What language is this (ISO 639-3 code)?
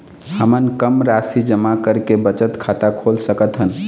hne